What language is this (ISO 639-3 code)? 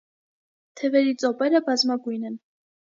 hye